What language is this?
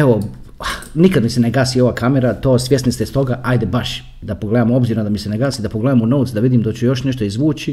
Croatian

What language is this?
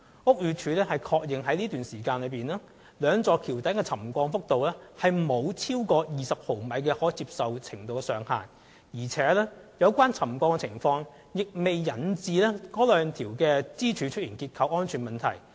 Cantonese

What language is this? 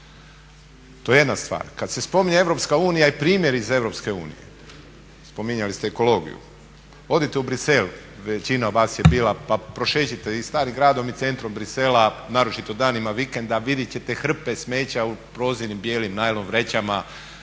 Croatian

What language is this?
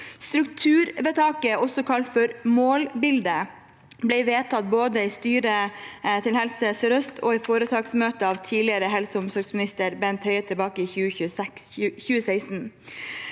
Norwegian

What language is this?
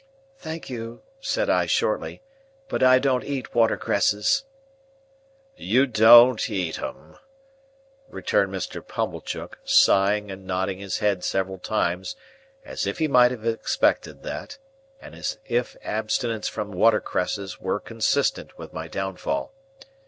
English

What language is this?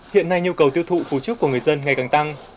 Vietnamese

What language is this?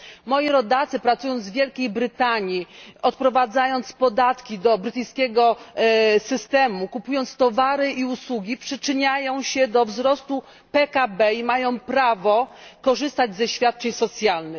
Polish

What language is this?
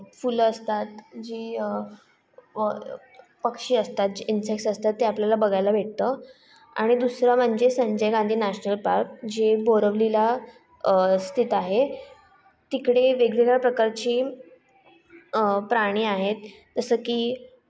Marathi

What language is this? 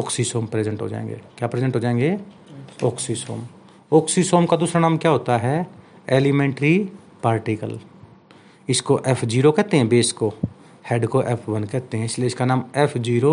Hindi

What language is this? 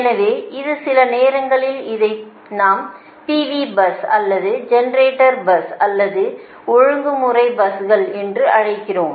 Tamil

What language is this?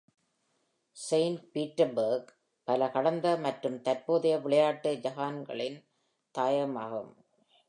Tamil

